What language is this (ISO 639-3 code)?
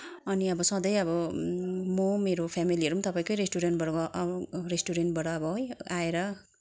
nep